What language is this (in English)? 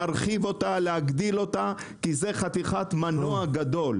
Hebrew